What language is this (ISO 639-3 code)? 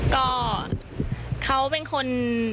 tha